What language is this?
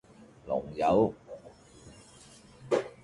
Cantonese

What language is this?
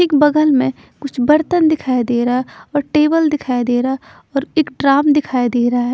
Hindi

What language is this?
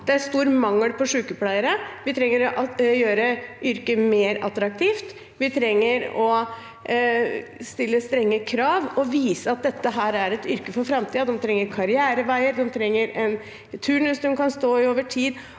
Norwegian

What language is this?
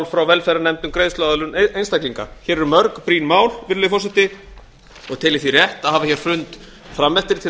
Icelandic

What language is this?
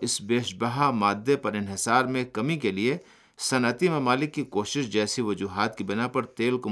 Urdu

